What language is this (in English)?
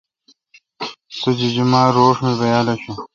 Kalkoti